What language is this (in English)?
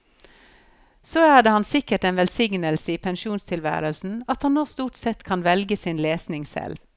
Norwegian